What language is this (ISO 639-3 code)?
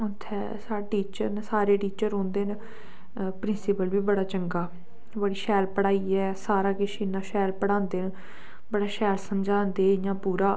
doi